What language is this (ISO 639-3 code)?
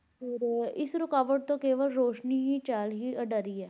pan